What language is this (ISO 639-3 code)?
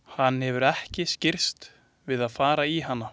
isl